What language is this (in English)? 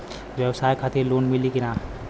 Bhojpuri